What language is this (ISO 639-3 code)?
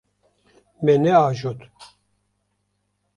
kur